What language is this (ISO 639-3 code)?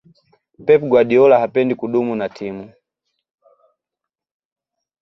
swa